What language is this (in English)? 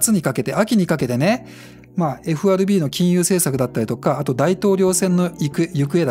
Japanese